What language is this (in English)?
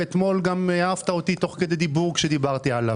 Hebrew